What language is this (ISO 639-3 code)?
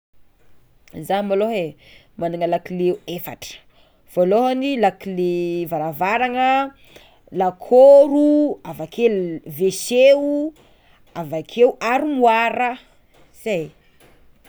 xmw